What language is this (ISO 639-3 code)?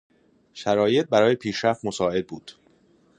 fas